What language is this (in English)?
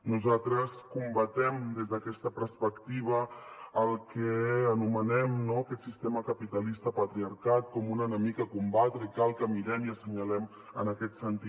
Catalan